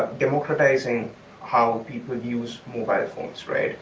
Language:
English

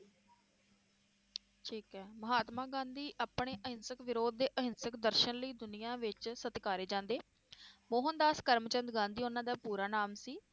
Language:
Punjabi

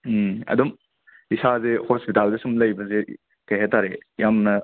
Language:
Manipuri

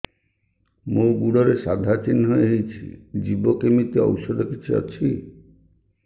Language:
Odia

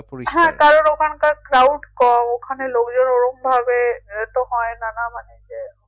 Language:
Bangla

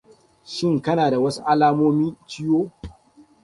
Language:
Hausa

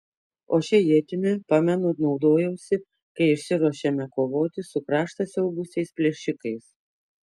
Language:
Lithuanian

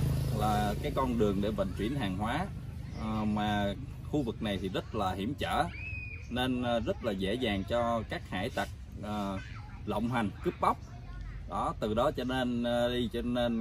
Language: Vietnamese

